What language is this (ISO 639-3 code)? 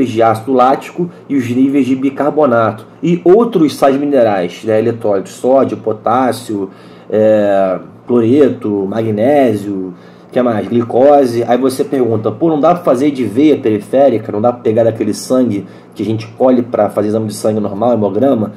por